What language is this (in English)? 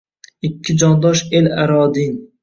Uzbek